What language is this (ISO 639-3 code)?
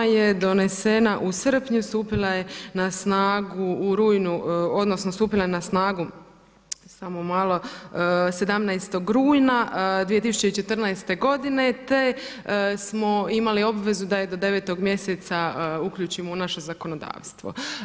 hrv